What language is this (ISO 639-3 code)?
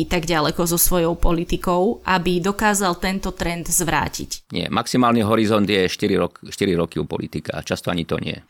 slk